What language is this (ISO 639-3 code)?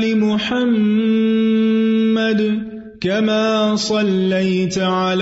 urd